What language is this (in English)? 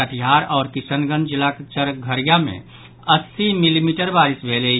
Maithili